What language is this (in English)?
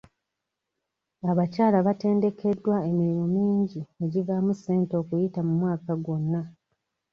Ganda